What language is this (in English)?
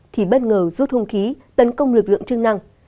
Vietnamese